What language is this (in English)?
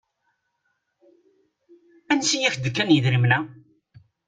Kabyle